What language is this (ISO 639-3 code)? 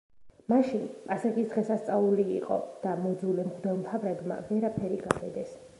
kat